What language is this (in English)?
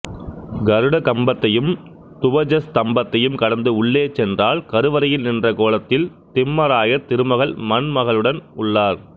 Tamil